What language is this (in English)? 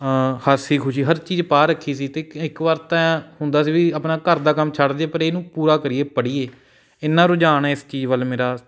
Punjabi